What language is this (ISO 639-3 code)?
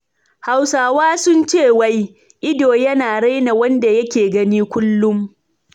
hau